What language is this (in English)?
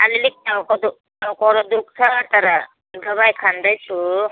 Nepali